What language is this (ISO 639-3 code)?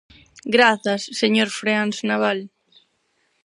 glg